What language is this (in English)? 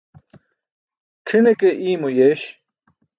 Burushaski